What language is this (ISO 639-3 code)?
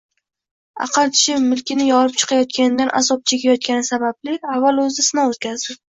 uzb